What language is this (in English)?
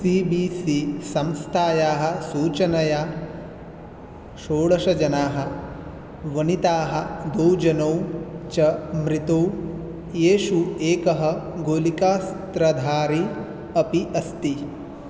Sanskrit